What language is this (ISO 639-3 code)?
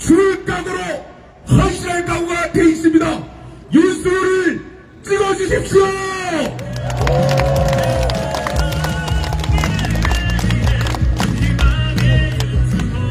kor